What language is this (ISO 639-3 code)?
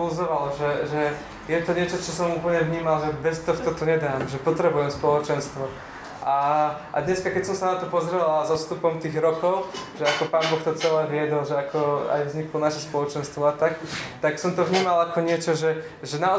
slk